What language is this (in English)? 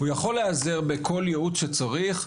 Hebrew